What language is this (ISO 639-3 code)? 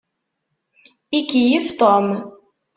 kab